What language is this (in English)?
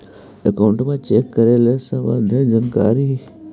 Magahi